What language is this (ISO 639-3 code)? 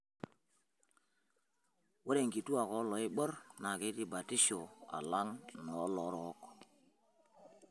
mas